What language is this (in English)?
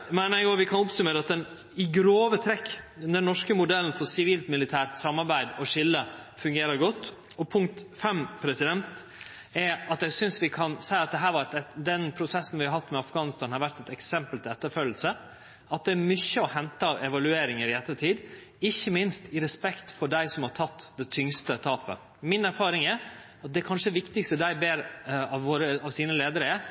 Norwegian Nynorsk